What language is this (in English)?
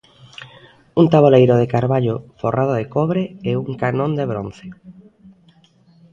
Galician